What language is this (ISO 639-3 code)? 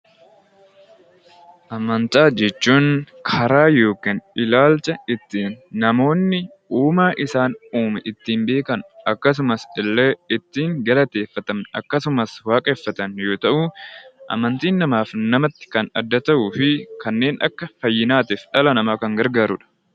orm